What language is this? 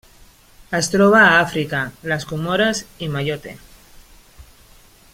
Catalan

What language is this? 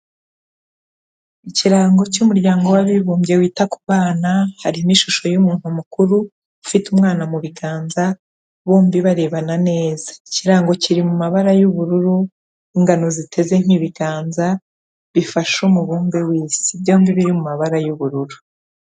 Kinyarwanda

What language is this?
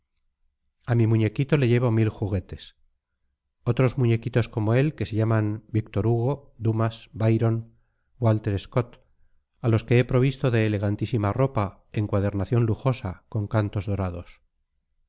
Spanish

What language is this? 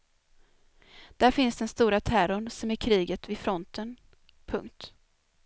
Swedish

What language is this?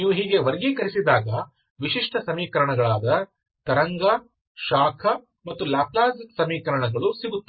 Kannada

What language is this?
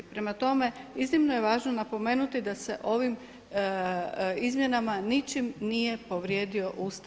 Croatian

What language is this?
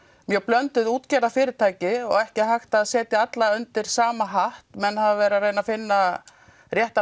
Icelandic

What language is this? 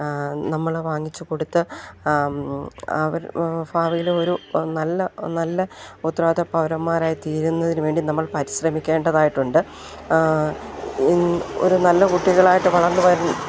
Malayalam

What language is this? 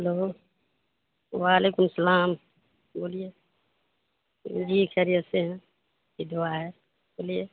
Urdu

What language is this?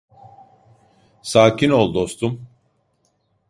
Turkish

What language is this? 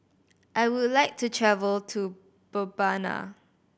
English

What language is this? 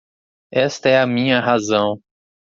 Portuguese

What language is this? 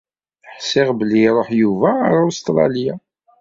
Kabyle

